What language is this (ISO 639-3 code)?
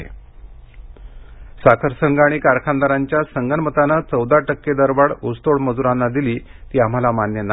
mar